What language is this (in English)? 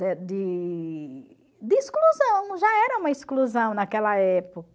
Portuguese